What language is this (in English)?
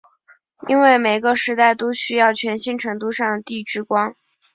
Chinese